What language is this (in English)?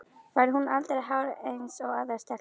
Icelandic